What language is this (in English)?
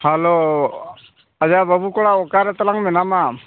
Santali